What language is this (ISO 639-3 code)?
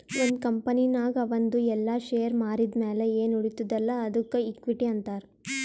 kan